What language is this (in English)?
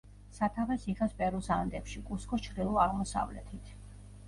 Georgian